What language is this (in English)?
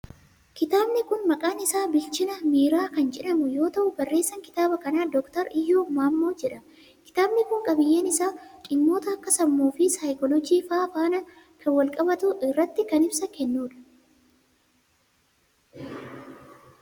Oromo